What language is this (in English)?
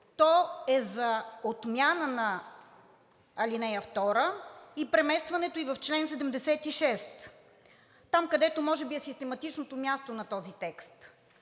Bulgarian